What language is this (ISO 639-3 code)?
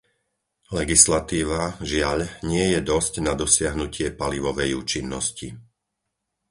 slk